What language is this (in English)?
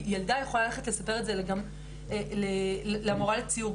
Hebrew